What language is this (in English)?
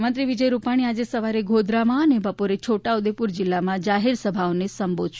Gujarati